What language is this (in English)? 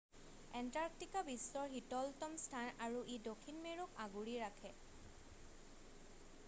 Assamese